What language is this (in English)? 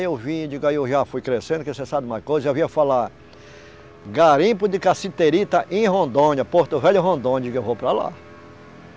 Portuguese